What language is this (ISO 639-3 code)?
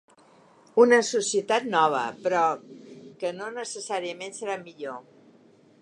cat